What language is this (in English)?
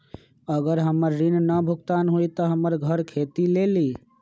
Magahi